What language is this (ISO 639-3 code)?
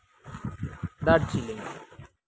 sat